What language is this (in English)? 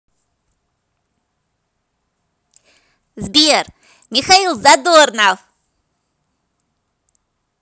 Russian